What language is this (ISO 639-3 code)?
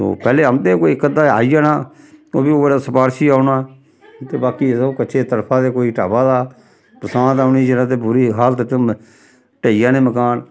doi